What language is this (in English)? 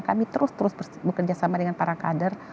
Indonesian